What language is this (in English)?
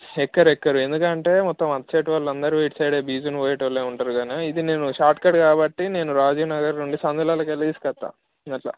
Telugu